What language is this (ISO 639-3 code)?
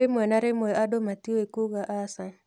kik